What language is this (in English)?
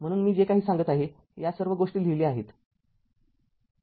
Marathi